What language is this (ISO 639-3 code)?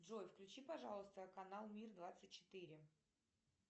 rus